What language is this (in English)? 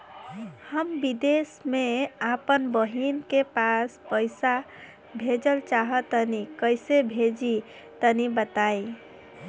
Bhojpuri